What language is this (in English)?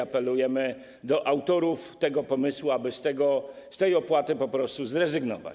Polish